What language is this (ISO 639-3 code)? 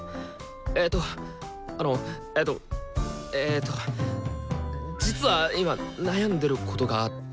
jpn